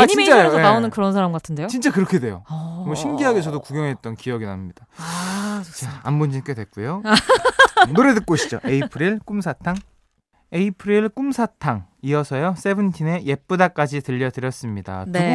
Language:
Korean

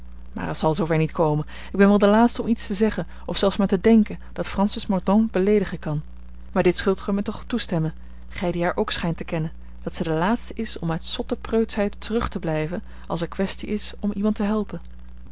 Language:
Dutch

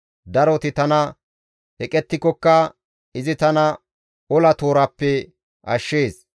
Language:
Gamo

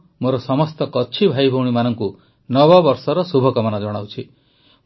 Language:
Odia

